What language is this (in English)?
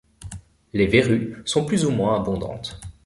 French